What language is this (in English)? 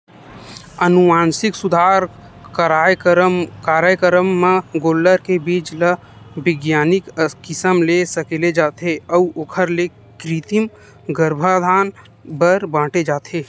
Chhattisgarhi